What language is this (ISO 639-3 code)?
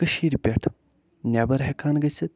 kas